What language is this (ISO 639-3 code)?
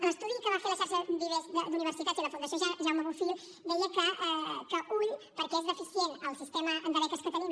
cat